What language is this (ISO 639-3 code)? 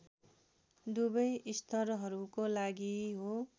nep